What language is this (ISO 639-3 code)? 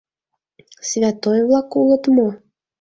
chm